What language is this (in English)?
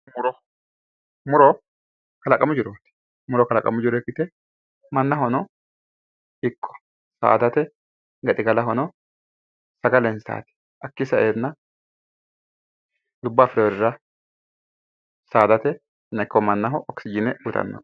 Sidamo